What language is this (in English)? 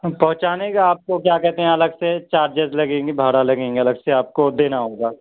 Urdu